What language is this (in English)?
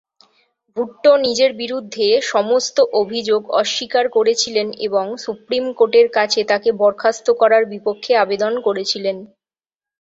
Bangla